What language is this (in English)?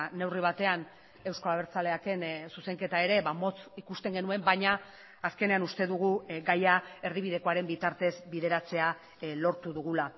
Basque